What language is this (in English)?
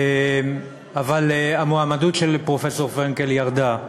Hebrew